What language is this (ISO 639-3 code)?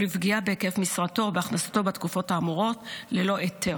heb